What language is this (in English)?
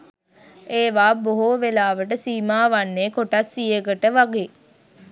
Sinhala